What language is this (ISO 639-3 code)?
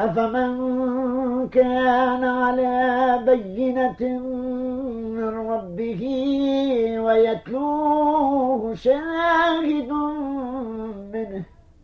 ara